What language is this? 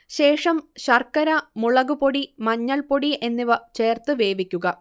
Malayalam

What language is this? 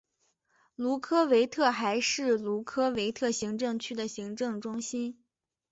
Chinese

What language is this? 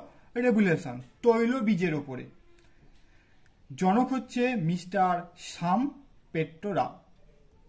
Turkish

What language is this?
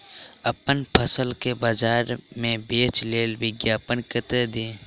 Maithili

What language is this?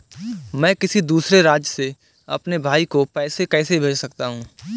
Hindi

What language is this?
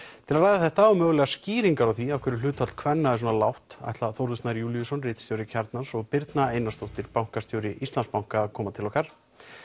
Icelandic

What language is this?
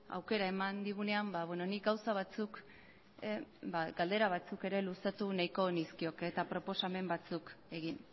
Basque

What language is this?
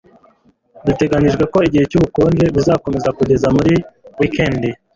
Kinyarwanda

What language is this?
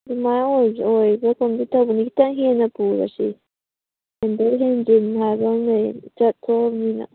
Manipuri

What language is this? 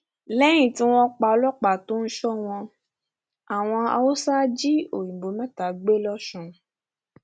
Yoruba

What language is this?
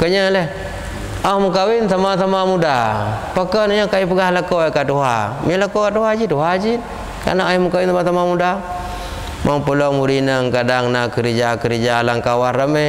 Malay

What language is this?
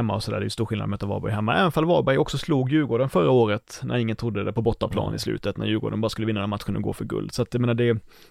Swedish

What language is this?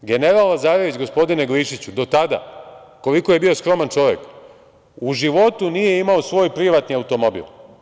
Serbian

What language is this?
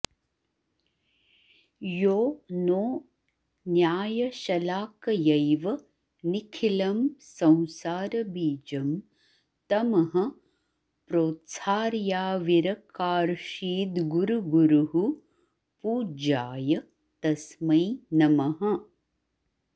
Sanskrit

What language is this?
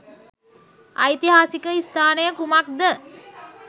Sinhala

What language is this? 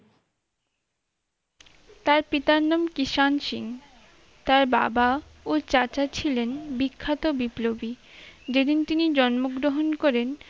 Bangla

